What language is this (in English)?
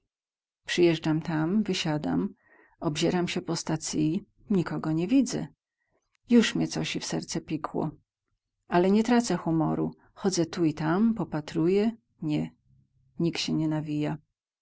Polish